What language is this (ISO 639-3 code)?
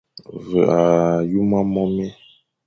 fan